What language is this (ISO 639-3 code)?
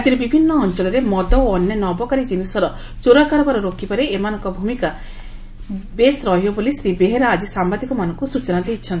ori